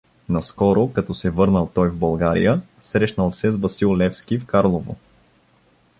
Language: Bulgarian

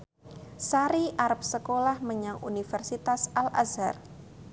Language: Javanese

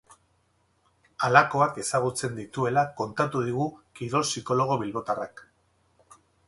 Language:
Basque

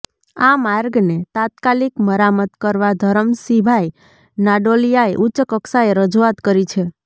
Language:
Gujarati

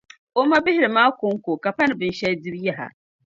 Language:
Dagbani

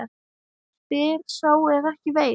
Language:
Icelandic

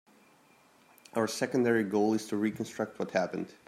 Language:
English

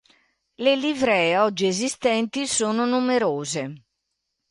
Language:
Italian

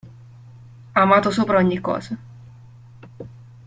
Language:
Italian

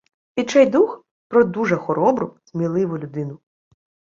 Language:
Ukrainian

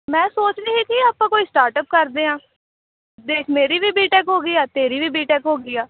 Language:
Punjabi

